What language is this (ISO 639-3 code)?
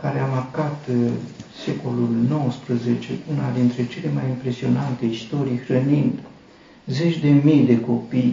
ron